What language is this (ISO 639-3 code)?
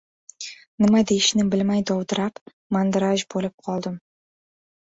uzb